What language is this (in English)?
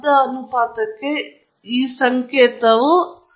Kannada